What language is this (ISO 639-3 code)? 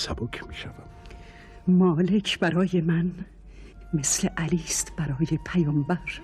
fas